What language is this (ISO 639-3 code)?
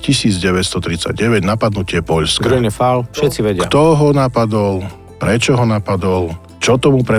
slk